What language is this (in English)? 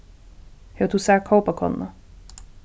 Faroese